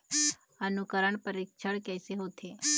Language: Chhattisgarhi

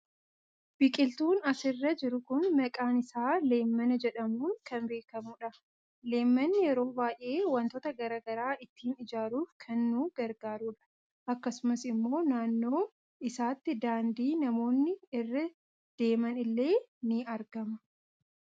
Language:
Oromo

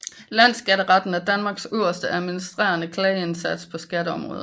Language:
Danish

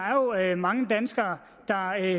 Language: Danish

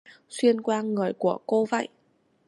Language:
Vietnamese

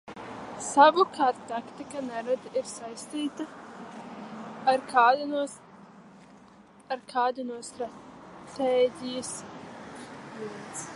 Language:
Latvian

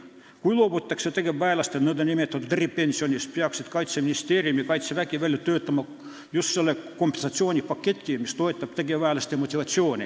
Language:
Estonian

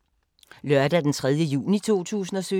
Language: Danish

